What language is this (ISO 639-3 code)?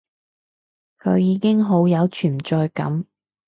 yue